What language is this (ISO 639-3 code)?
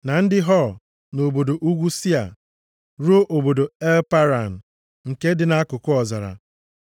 ibo